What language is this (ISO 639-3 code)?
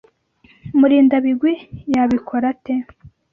kin